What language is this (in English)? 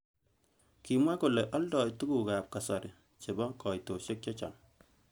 Kalenjin